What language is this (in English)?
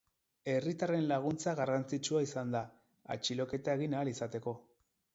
Basque